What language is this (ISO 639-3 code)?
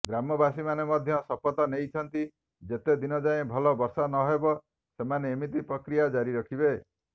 ori